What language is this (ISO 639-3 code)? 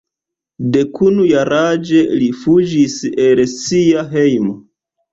epo